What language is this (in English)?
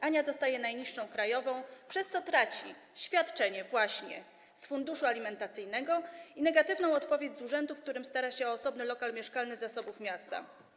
Polish